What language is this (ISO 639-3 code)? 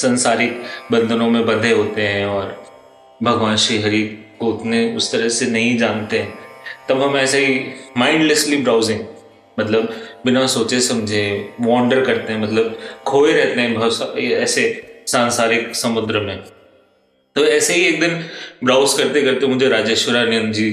hin